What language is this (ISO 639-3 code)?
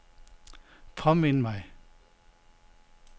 dan